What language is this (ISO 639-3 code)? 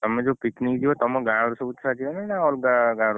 ori